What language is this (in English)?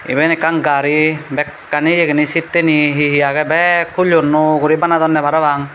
Chakma